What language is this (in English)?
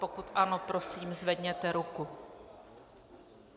Czech